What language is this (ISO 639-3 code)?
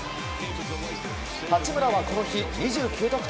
jpn